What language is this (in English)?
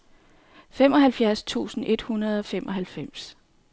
Danish